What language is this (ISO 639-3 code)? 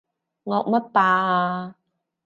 yue